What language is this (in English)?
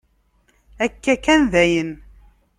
Kabyle